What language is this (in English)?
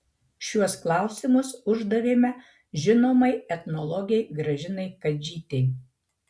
Lithuanian